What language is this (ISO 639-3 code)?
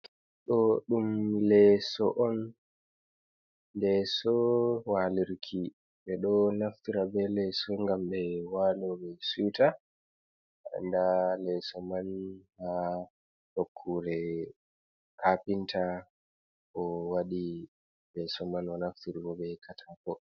ful